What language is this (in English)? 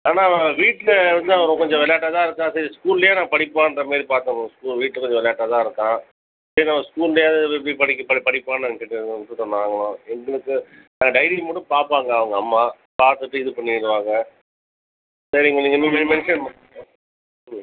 Tamil